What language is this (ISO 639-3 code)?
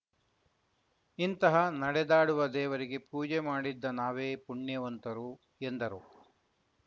kan